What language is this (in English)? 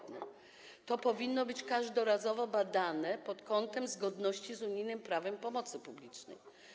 Polish